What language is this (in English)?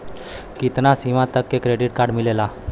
Bhojpuri